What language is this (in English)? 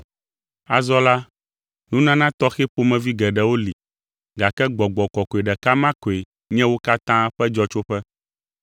Ewe